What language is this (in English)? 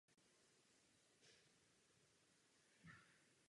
Czech